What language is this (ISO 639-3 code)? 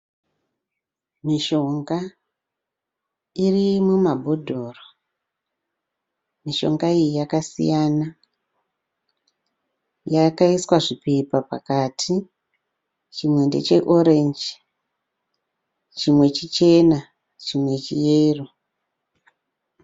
sna